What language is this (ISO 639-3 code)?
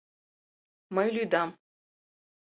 chm